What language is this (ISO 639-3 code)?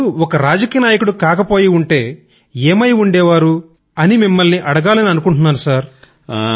tel